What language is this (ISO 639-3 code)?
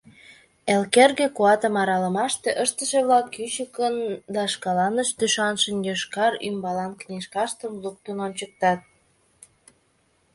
chm